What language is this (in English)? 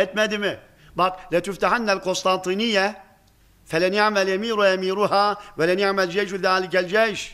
Turkish